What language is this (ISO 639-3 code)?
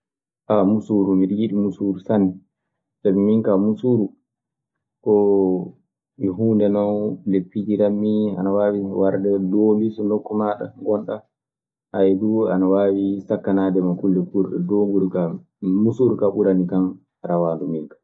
ffm